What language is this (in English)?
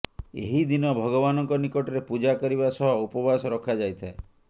Odia